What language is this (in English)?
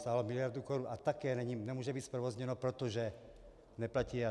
Czech